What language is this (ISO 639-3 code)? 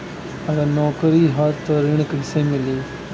bho